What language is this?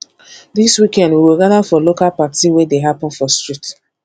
Nigerian Pidgin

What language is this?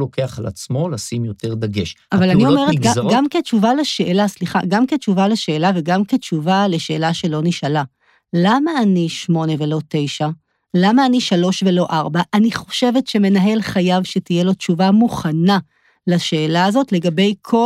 Hebrew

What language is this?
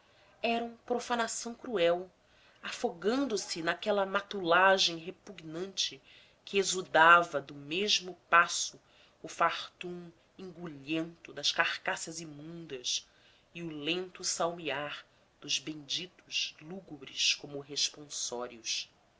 Portuguese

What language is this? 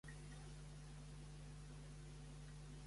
Catalan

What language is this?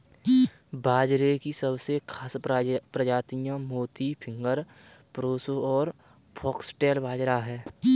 Hindi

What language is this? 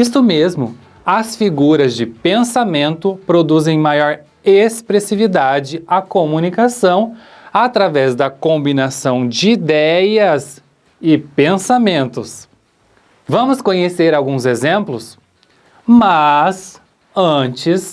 Portuguese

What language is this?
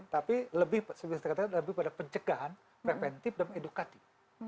Indonesian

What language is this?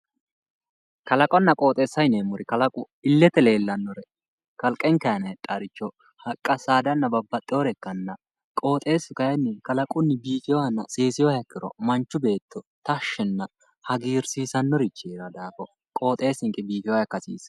Sidamo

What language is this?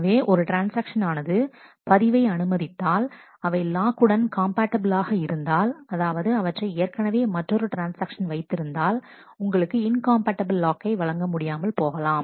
Tamil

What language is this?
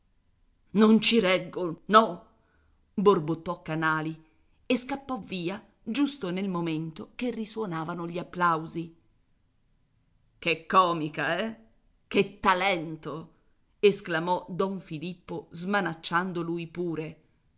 Italian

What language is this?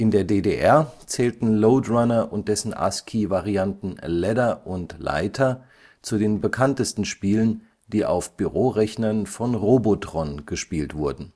German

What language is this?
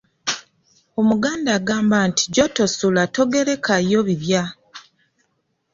Ganda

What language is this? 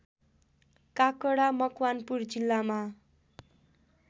Nepali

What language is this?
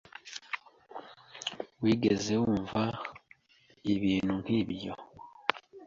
Kinyarwanda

